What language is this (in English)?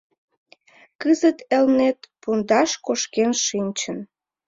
Mari